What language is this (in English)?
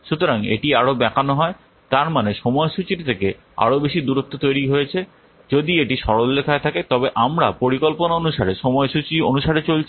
Bangla